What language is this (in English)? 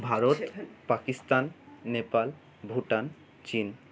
Bangla